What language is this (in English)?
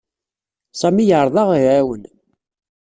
Kabyle